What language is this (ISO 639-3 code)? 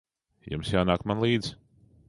lav